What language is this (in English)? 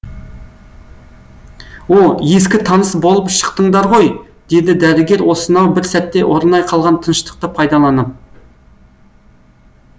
Kazakh